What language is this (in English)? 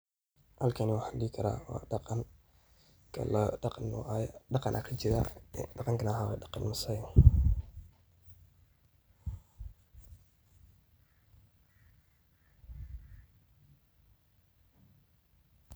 Somali